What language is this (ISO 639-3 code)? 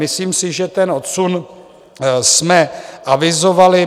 ces